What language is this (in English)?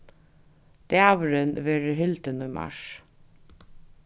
Faroese